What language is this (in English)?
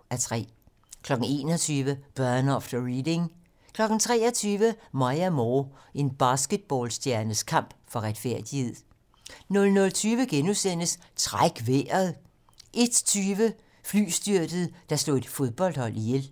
Danish